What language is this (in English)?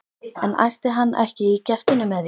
Icelandic